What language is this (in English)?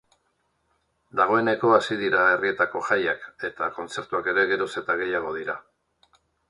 Basque